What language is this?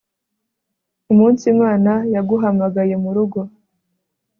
Kinyarwanda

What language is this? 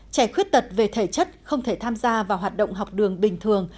Vietnamese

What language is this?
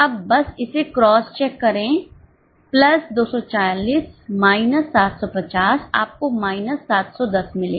Hindi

